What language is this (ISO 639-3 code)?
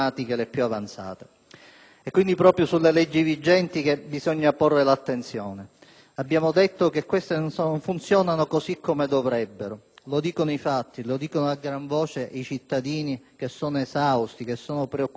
ita